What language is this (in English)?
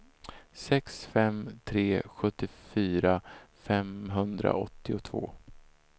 Swedish